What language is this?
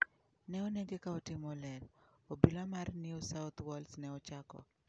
Luo (Kenya and Tanzania)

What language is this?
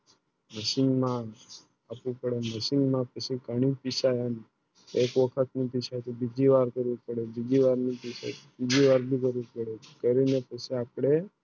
Gujarati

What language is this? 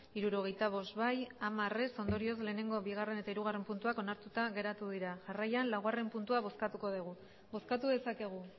Basque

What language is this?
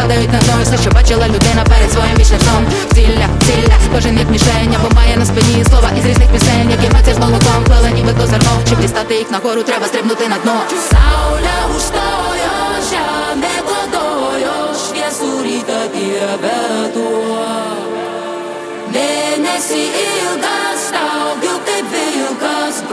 Ukrainian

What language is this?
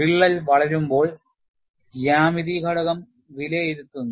Malayalam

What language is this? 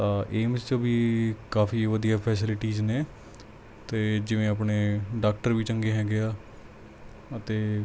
Punjabi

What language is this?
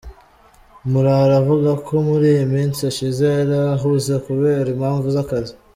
Kinyarwanda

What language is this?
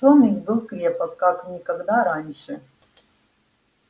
Russian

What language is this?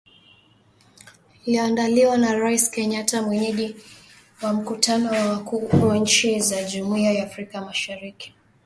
Swahili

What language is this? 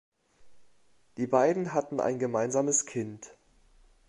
German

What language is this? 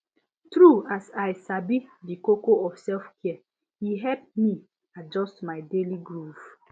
Nigerian Pidgin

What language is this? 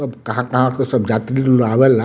Bhojpuri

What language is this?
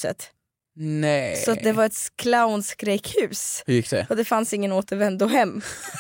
Swedish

